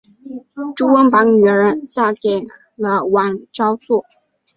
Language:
Chinese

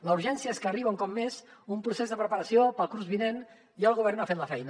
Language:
Catalan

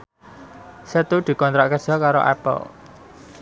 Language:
Javanese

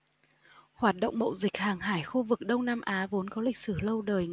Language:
Vietnamese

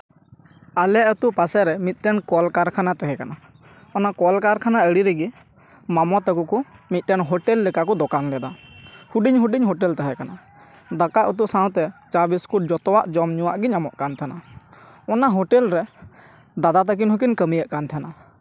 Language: Santali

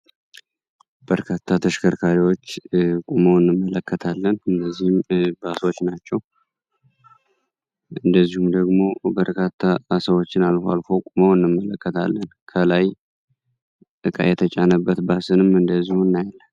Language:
Amharic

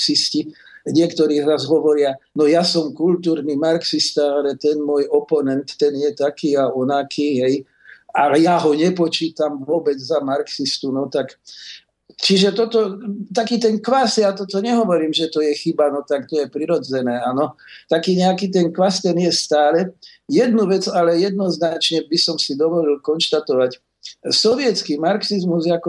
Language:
Slovak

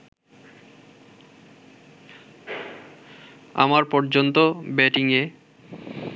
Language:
Bangla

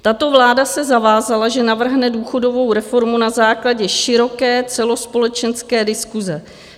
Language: Czech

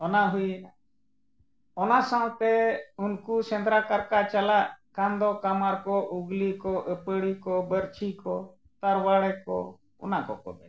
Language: Santali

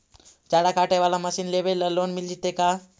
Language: Magahi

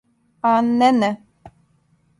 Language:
Serbian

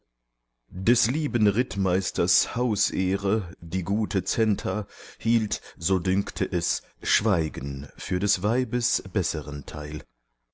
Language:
German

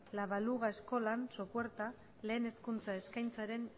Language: Basque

